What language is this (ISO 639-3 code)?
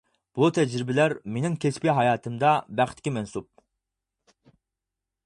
uig